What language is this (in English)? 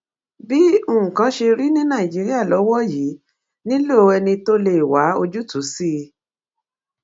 Yoruba